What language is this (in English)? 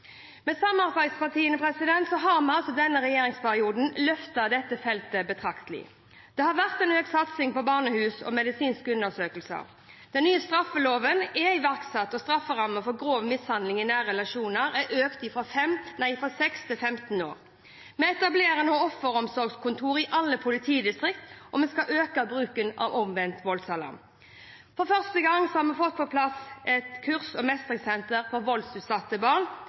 Norwegian Bokmål